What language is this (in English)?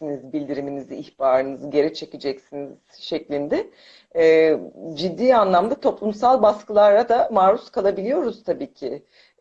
Turkish